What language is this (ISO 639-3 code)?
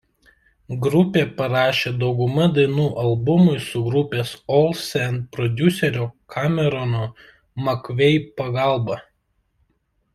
lit